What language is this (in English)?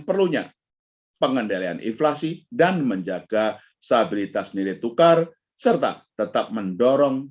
Indonesian